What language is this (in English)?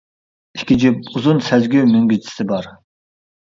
Uyghur